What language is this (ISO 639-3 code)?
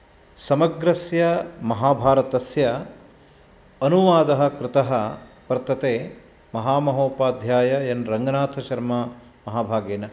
san